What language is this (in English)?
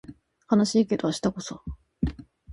Japanese